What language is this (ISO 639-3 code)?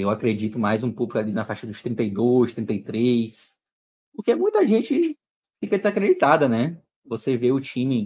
por